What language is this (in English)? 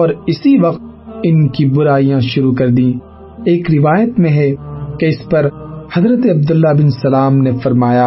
Urdu